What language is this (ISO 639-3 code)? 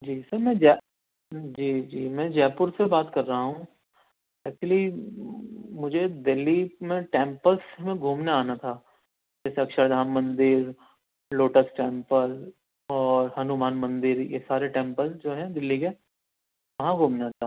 urd